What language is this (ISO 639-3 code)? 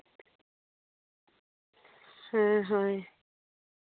sat